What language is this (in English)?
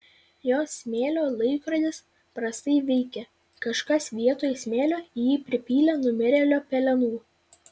Lithuanian